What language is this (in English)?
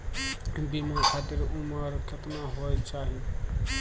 Maithili